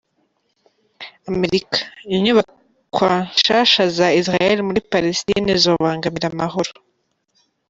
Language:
Kinyarwanda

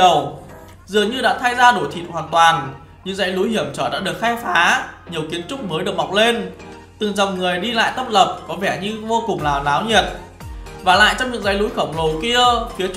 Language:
Vietnamese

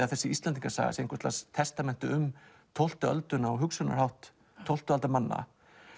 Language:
Icelandic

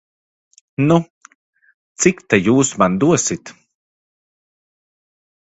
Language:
Latvian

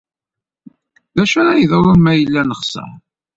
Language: Kabyle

